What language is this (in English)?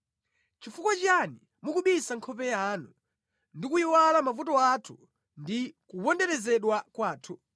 Nyanja